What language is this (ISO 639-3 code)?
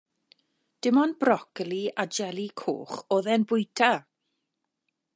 cym